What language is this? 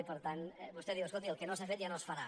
Catalan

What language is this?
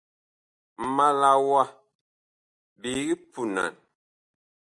Bakoko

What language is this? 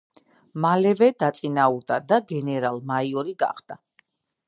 Georgian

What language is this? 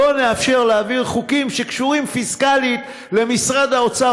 Hebrew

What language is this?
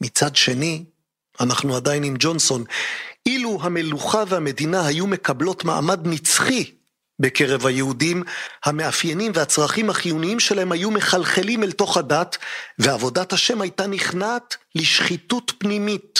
Hebrew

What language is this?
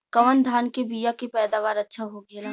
Bhojpuri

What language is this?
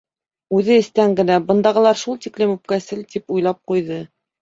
Bashkir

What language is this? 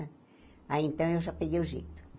Portuguese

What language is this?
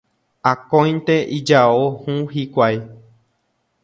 Guarani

